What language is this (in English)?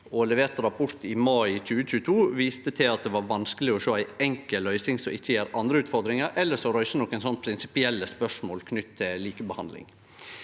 Norwegian